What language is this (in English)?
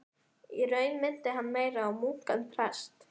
Icelandic